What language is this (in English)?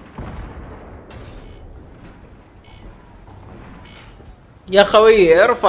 Arabic